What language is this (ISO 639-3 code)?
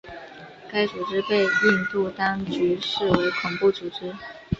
zho